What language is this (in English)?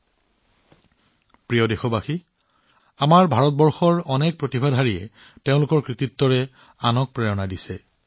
Assamese